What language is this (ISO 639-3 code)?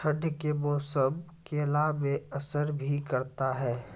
mai